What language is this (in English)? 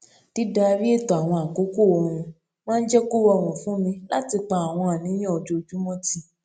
Yoruba